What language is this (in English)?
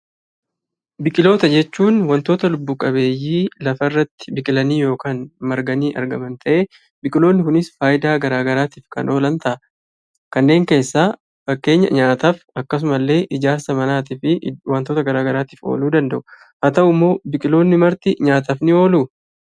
Oromo